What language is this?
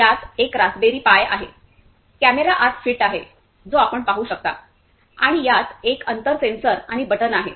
Marathi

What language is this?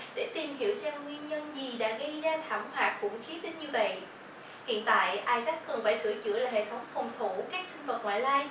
Vietnamese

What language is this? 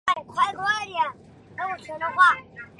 Chinese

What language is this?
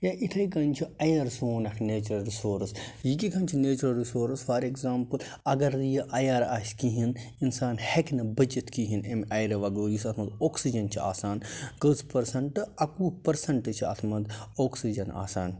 Kashmiri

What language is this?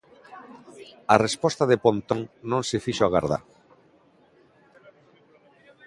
Galician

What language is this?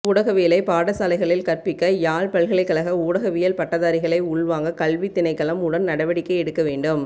Tamil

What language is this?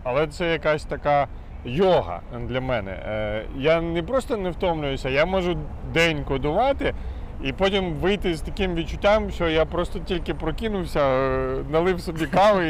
Ukrainian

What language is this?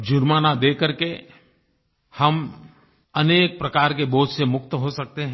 Hindi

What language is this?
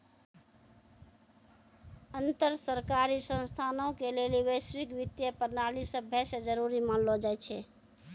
Maithili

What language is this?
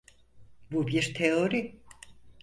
Turkish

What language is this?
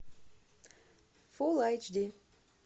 Russian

